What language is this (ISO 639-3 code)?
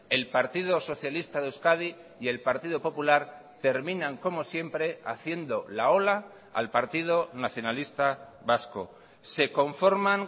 spa